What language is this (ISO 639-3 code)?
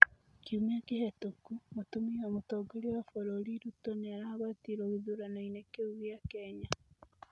kik